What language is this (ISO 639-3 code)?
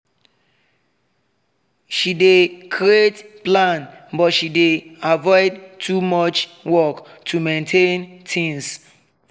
pcm